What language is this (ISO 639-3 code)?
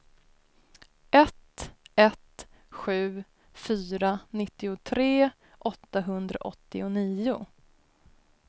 swe